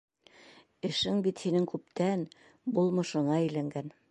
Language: Bashkir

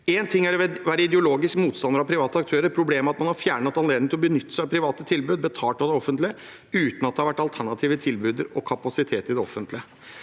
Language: Norwegian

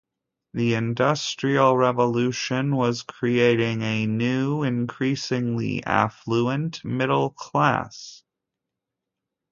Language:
English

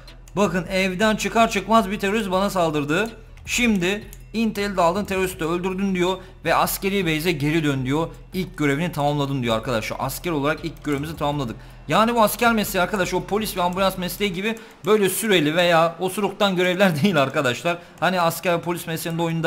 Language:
Turkish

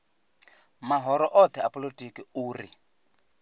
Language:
Venda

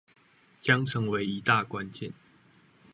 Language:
Chinese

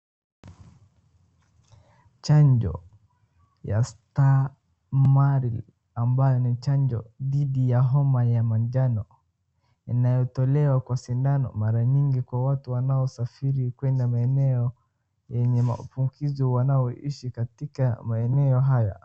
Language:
Swahili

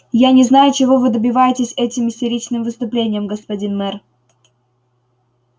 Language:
Russian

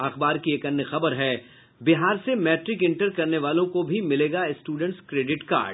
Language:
Hindi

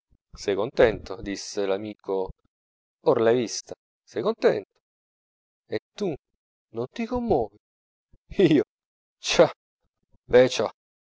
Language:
Italian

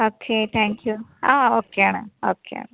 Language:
Malayalam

